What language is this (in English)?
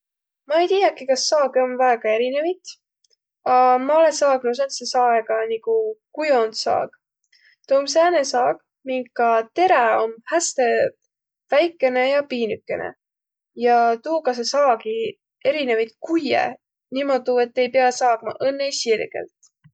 Võro